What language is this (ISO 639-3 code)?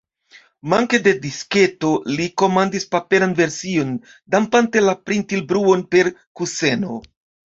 epo